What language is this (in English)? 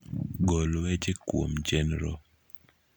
Luo (Kenya and Tanzania)